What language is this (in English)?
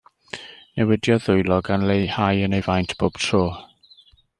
Welsh